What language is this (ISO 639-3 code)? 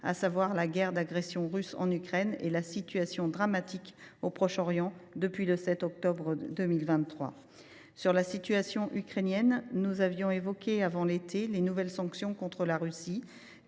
fra